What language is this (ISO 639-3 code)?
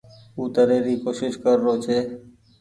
gig